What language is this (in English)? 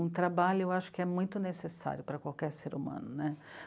Portuguese